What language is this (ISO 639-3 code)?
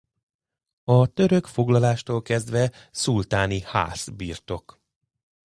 hun